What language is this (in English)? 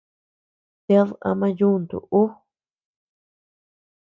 Tepeuxila Cuicatec